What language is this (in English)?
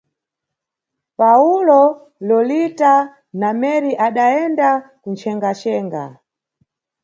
Nyungwe